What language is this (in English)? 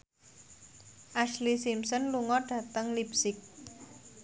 Javanese